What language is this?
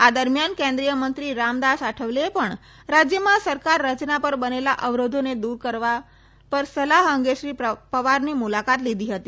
Gujarati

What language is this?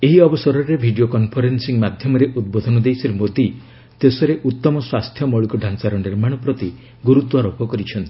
Odia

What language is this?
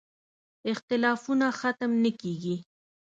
Pashto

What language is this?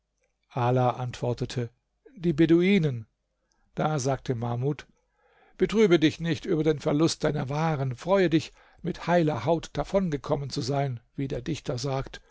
German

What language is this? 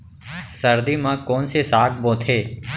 Chhattisgarhi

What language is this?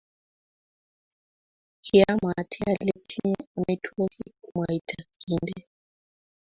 Kalenjin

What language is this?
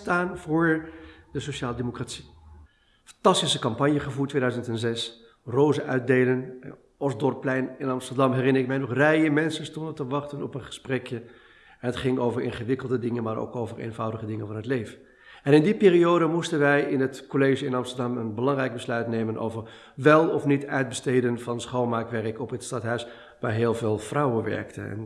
Dutch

